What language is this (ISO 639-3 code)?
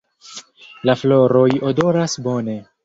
epo